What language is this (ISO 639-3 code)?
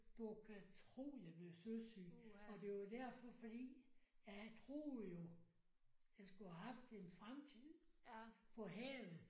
dan